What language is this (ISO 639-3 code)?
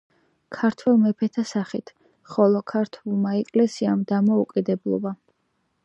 kat